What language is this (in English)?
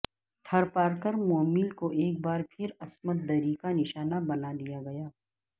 Urdu